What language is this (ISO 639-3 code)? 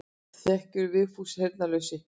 isl